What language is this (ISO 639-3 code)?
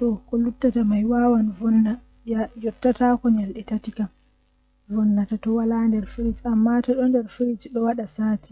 fuh